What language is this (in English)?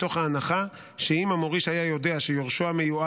Hebrew